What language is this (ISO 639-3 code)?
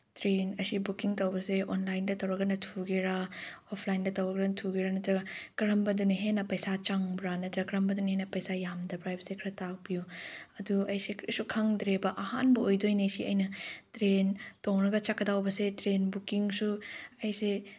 mni